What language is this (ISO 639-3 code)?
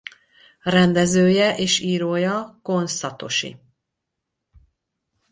hun